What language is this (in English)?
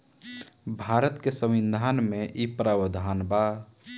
Bhojpuri